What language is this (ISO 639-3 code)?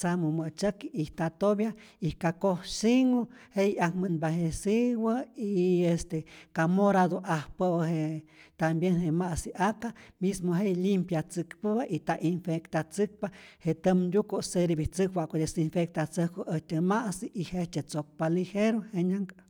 zor